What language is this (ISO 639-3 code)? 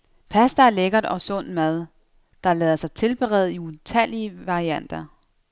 dan